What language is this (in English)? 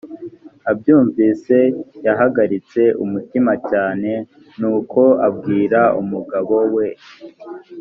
Kinyarwanda